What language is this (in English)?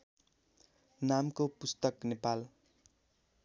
Nepali